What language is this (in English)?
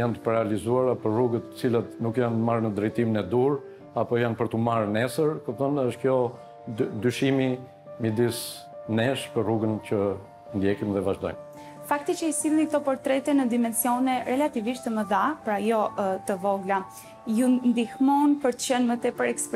Romanian